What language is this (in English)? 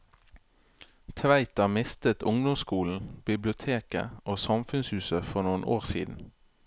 Norwegian